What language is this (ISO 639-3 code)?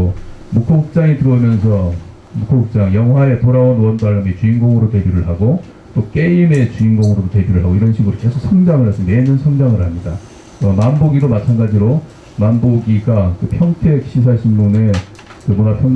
kor